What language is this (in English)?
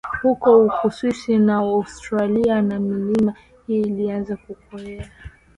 Swahili